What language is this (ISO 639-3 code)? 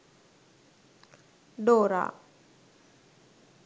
sin